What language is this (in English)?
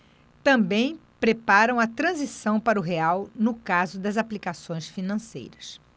Portuguese